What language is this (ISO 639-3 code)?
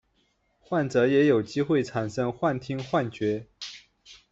zho